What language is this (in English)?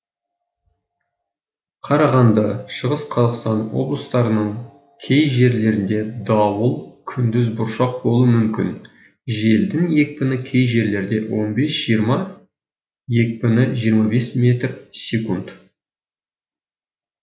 Kazakh